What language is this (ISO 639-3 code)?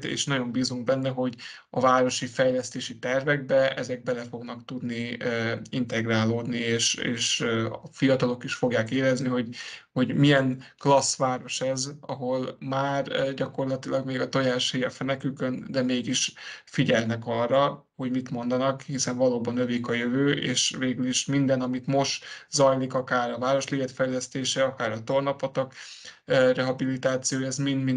hun